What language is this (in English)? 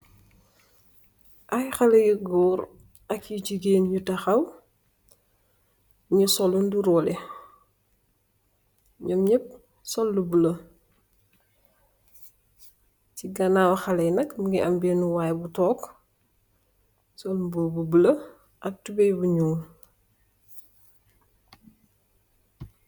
Wolof